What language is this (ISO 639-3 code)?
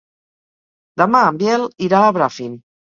cat